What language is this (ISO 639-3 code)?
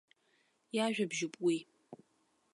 abk